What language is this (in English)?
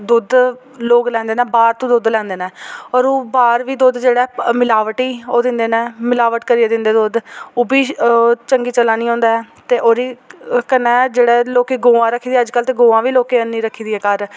Dogri